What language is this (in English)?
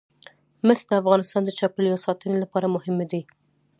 Pashto